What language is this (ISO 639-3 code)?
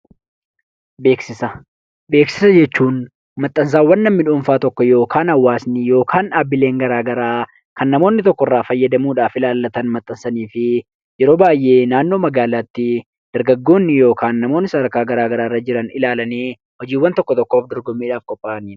orm